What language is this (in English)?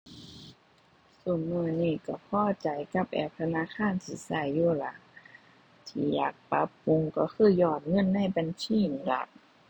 Thai